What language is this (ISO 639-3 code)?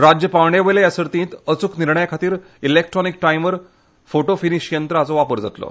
kok